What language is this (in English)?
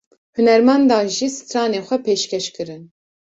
Kurdish